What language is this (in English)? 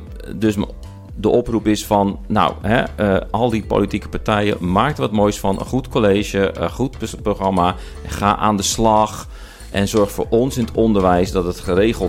Dutch